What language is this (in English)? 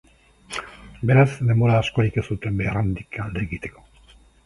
Basque